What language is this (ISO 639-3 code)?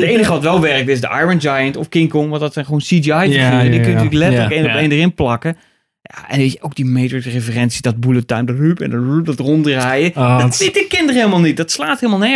nld